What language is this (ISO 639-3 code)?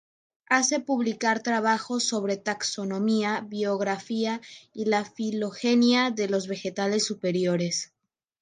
spa